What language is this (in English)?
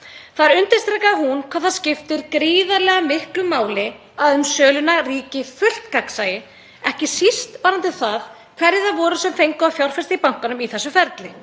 Icelandic